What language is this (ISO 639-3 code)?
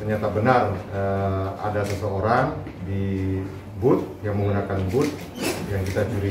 ind